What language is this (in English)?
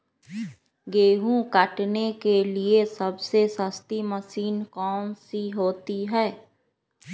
Magahi